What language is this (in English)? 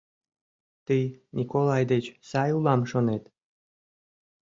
Mari